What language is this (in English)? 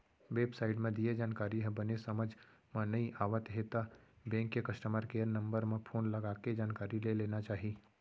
Chhattisgarhi